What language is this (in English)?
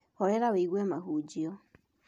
Kikuyu